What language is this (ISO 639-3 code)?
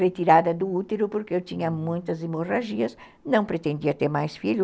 por